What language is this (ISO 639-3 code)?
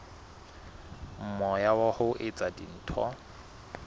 sot